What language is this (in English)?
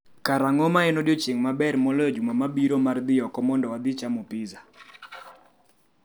Luo (Kenya and Tanzania)